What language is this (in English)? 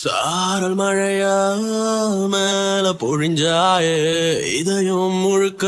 Tamil